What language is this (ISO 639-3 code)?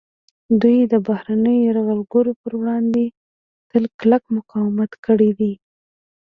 pus